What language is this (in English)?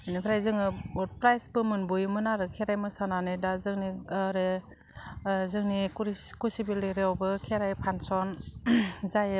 Bodo